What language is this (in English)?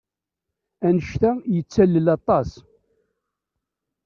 Kabyle